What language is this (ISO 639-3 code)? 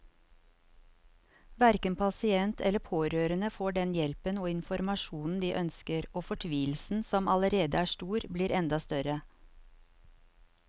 nor